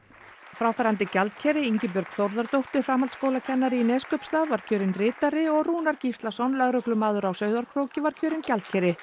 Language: Icelandic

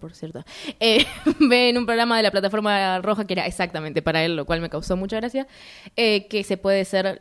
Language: Spanish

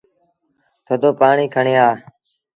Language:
Sindhi Bhil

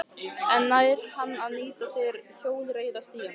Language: Icelandic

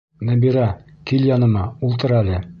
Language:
Bashkir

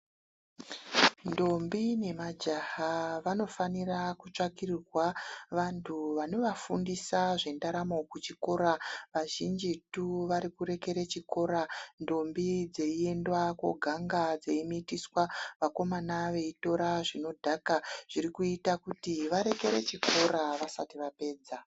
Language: Ndau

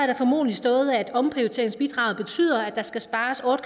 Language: Danish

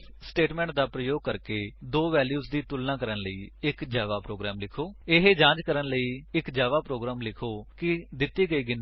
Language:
Punjabi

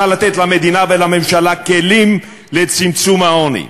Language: Hebrew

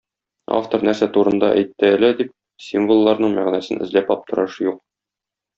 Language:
Tatar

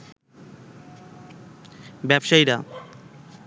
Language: Bangla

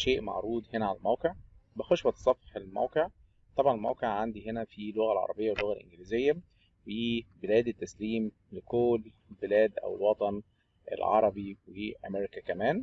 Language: Arabic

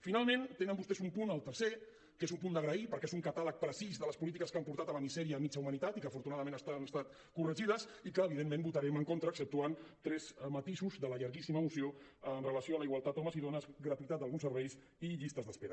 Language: Catalan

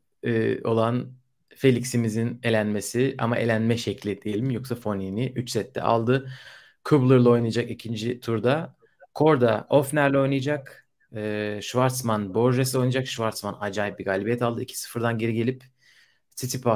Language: Turkish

